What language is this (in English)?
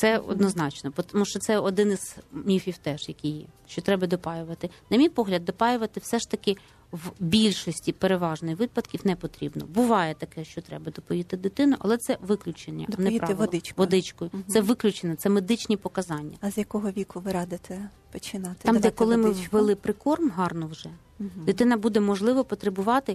Ukrainian